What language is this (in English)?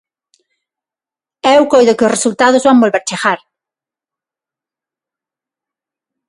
Galician